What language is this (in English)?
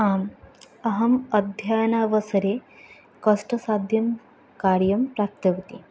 Sanskrit